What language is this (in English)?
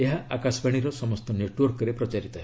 Odia